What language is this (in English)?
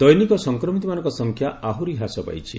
Odia